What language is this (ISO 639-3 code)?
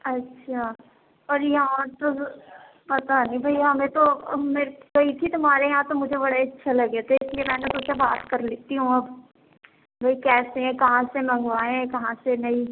urd